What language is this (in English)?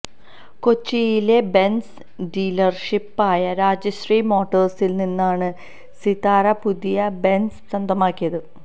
Malayalam